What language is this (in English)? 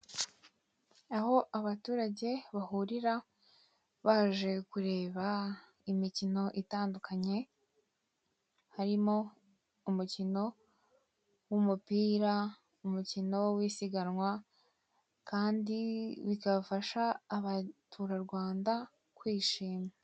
Kinyarwanda